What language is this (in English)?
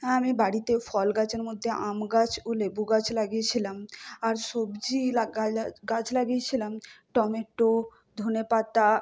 Bangla